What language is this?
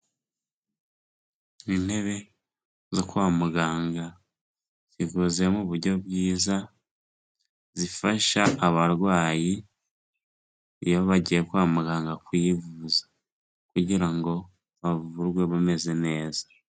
Kinyarwanda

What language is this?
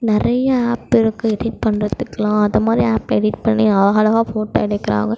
Tamil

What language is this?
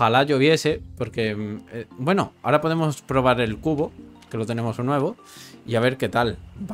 Spanish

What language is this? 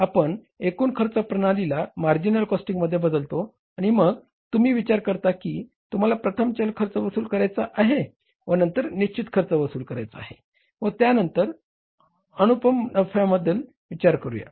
Marathi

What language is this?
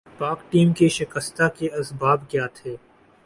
Urdu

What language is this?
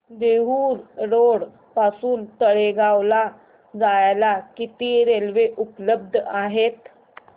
Marathi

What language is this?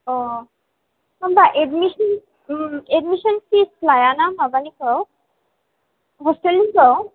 Bodo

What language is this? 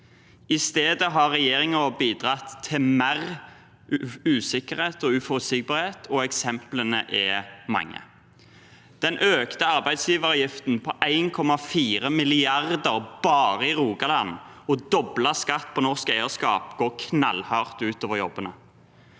Norwegian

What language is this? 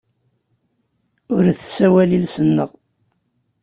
Kabyle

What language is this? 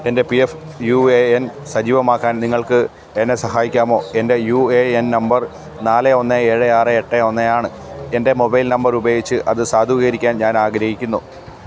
Malayalam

